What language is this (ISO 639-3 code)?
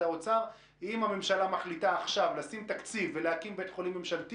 heb